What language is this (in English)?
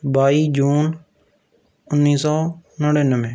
Punjabi